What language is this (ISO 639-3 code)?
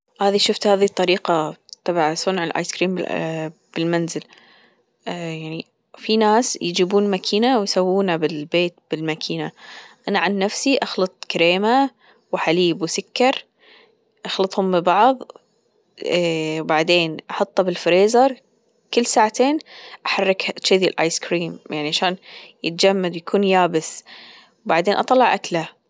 afb